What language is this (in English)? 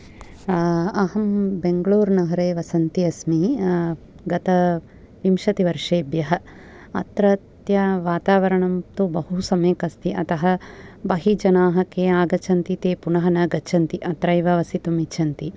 Sanskrit